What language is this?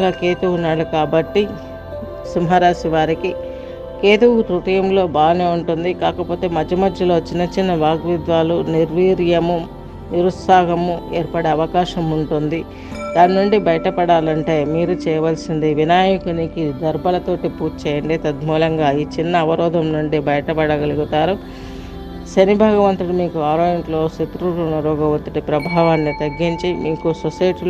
Telugu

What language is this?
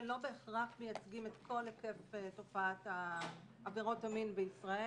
Hebrew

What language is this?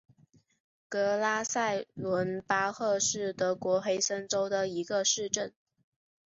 Chinese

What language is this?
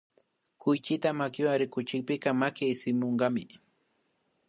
Imbabura Highland Quichua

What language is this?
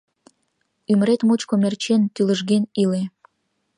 Mari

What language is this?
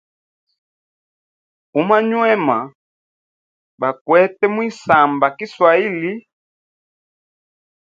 Hemba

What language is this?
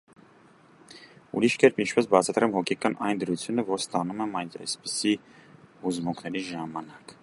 Armenian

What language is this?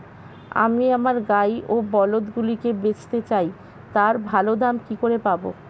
Bangla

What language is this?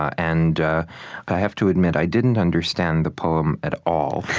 English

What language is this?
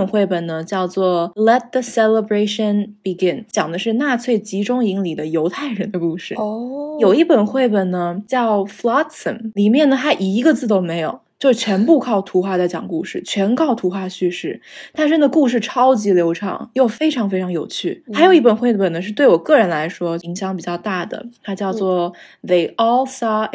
Chinese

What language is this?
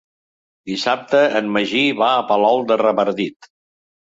Catalan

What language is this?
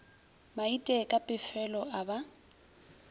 Northern Sotho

